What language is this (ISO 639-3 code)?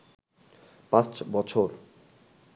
ben